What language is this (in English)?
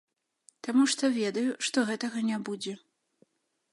Belarusian